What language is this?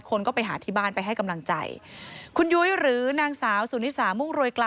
Thai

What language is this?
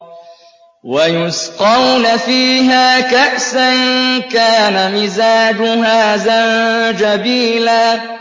Arabic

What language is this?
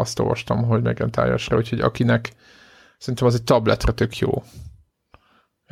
Hungarian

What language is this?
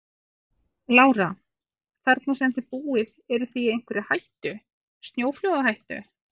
Icelandic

